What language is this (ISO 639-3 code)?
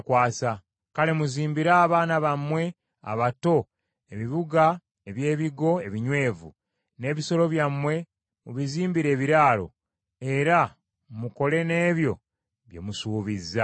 lug